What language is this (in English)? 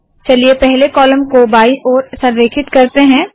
Hindi